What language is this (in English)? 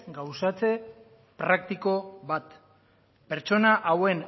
Basque